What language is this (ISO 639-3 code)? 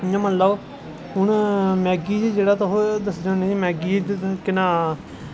doi